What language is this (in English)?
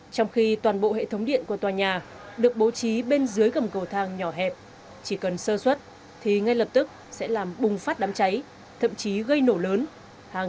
Vietnamese